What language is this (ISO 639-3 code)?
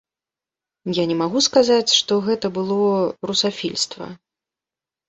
bel